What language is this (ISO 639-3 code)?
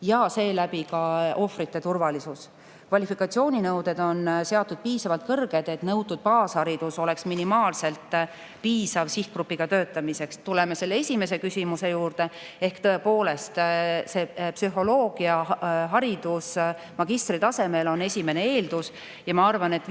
est